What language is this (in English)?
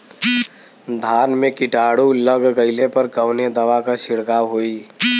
Bhojpuri